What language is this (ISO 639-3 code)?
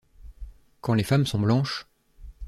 fra